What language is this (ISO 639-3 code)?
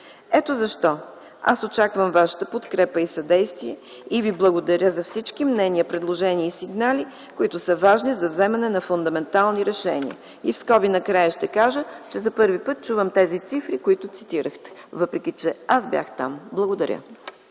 bul